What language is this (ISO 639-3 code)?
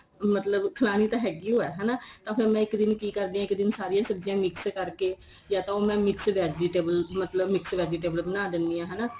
pan